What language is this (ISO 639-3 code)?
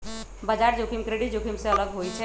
mag